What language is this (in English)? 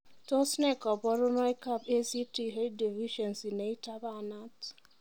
Kalenjin